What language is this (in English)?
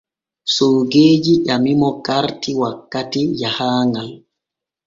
Borgu Fulfulde